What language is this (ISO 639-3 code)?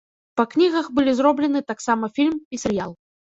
bel